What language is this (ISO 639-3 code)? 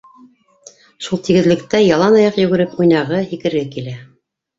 bak